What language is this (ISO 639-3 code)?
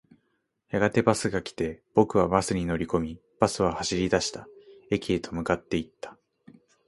jpn